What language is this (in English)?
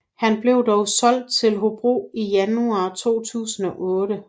Danish